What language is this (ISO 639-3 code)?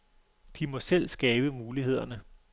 dan